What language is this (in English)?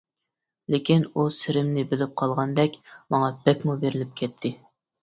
Uyghur